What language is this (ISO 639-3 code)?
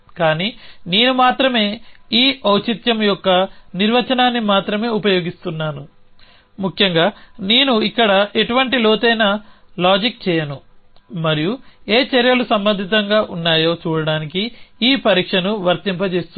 tel